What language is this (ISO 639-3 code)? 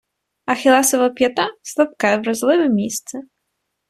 ukr